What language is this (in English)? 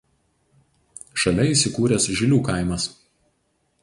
Lithuanian